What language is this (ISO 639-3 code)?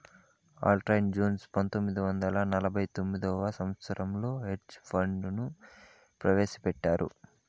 tel